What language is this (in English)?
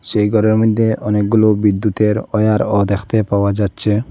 Bangla